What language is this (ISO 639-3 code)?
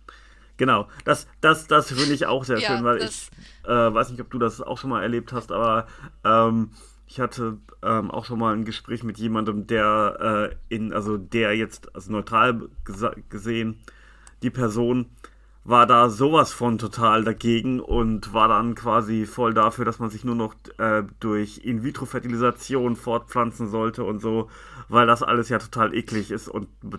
deu